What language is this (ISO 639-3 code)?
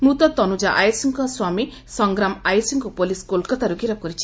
ori